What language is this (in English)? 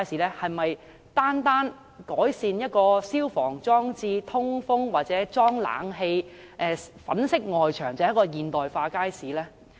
Cantonese